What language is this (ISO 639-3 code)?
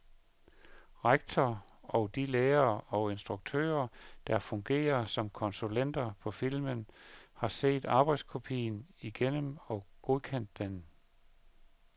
dan